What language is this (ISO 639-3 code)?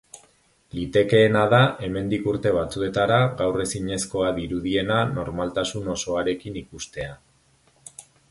eus